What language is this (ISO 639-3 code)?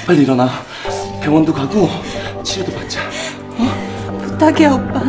kor